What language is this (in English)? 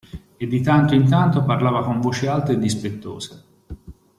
Italian